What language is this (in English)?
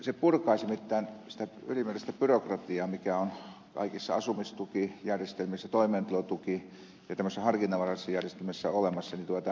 Finnish